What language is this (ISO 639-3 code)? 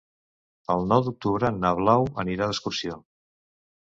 cat